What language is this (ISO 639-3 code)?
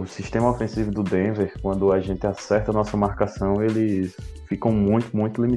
por